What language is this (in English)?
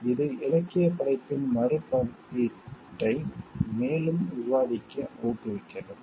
Tamil